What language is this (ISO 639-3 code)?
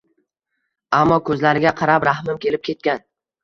uzb